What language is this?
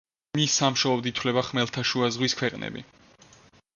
Georgian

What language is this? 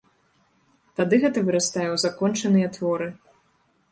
Belarusian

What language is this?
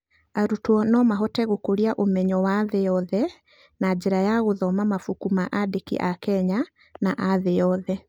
Kikuyu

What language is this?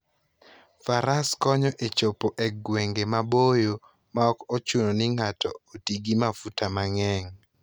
Luo (Kenya and Tanzania)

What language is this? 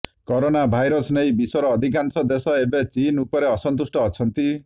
Odia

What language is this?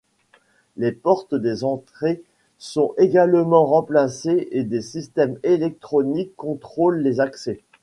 French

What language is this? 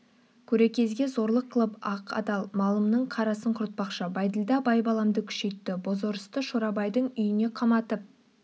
Kazakh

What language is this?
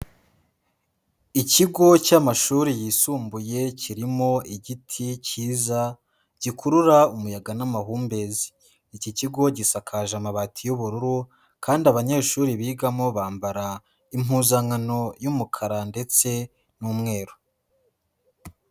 Kinyarwanda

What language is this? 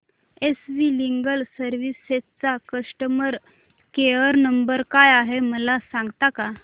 Marathi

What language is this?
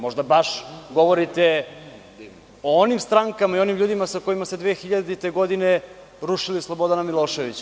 Serbian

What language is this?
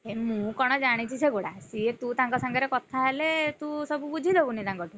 Odia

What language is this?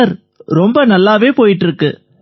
Tamil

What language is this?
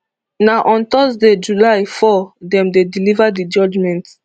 Nigerian Pidgin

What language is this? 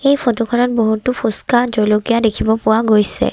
Assamese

